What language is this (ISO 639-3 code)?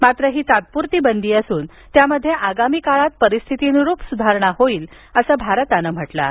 mar